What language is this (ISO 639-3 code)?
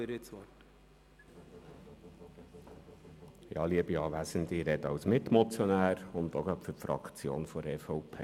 gsw